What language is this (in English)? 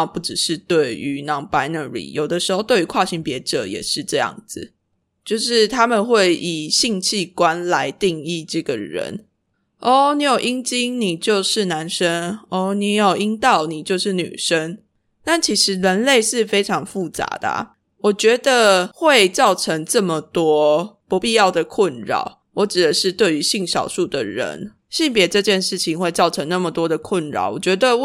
Chinese